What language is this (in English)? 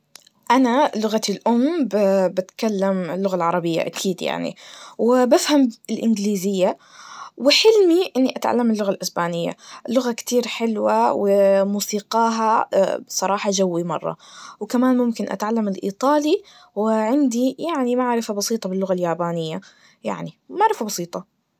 Najdi Arabic